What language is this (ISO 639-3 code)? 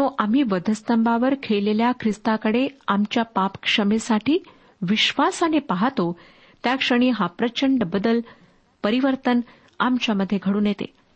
mar